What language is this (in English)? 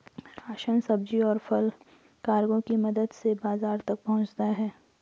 Hindi